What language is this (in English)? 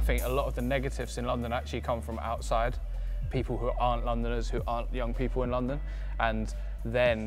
English